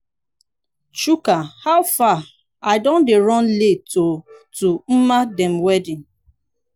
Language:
Nigerian Pidgin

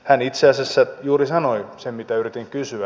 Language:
Finnish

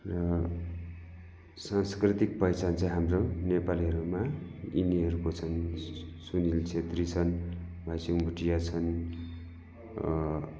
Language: Nepali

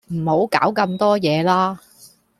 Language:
Cantonese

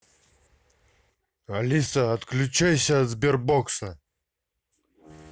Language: Russian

